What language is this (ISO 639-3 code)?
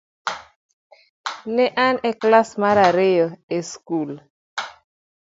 luo